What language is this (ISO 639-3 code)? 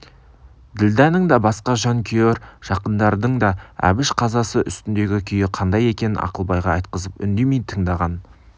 kaz